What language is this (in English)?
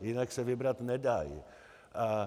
Czech